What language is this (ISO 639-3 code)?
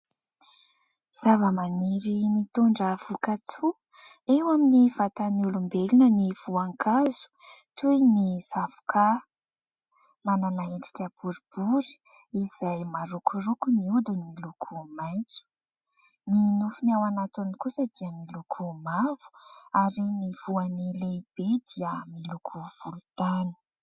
mlg